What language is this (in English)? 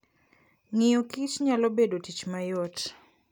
Luo (Kenya and Tanzania)